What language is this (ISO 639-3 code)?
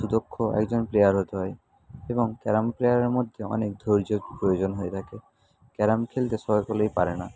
ben